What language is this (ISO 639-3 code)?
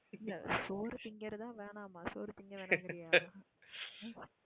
tam